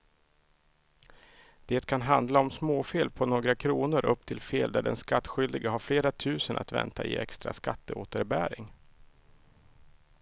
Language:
Swedish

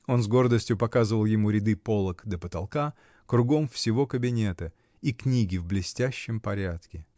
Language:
Russian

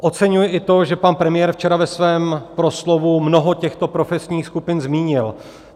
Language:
Czech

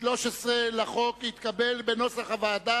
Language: Hebrew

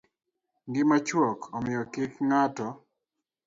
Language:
Luo (Kenya and Tanzania)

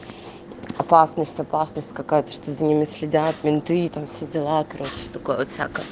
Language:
Russian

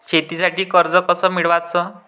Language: Marathi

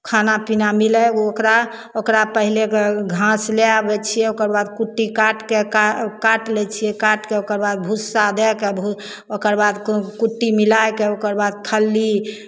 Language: Maithili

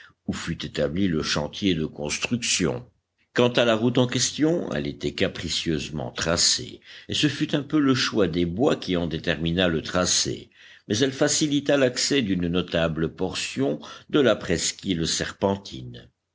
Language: French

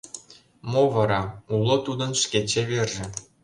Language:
Mari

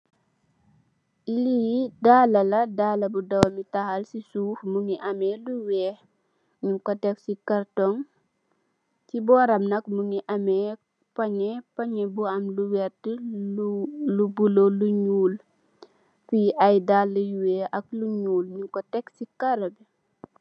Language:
Wolof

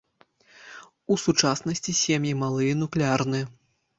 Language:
Belarusian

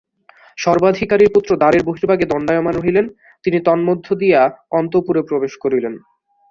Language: Bangla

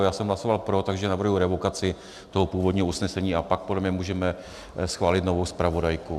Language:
Czech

